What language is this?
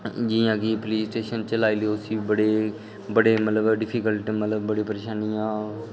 Dogri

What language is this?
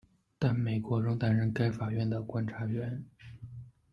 Chinese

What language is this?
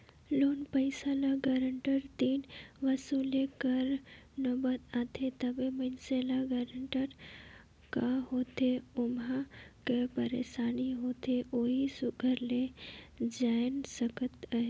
Chhattisgarhi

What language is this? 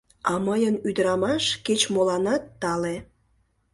Mari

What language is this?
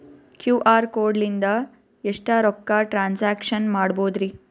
Kannada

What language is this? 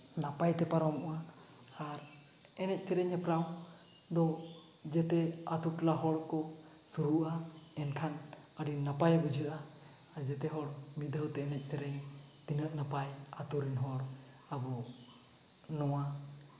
Santali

